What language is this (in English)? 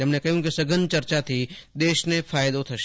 Gujarati